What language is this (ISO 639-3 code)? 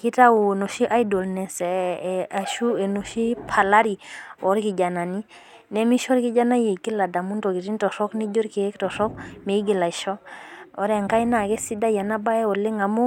mas